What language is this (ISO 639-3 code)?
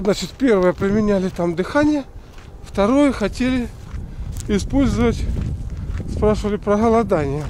rus